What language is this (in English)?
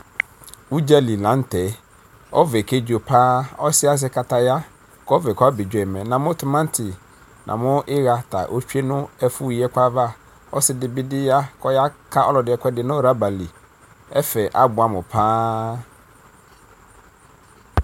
Ikposo